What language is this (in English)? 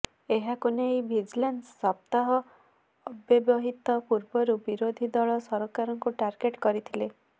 Odia